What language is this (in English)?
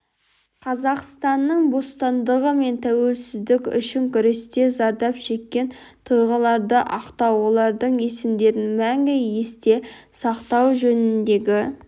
Kazakh